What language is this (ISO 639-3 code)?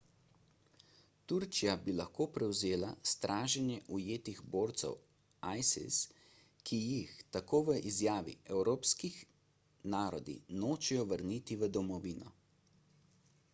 slv